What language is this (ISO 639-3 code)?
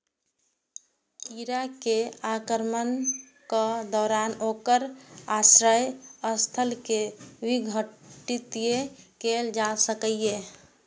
mai